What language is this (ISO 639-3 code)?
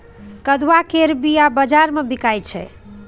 mai